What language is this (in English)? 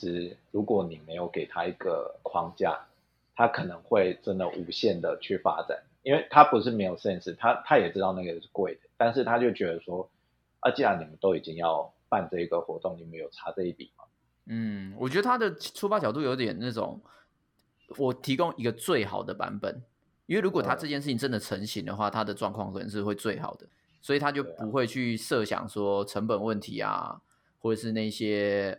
Chinese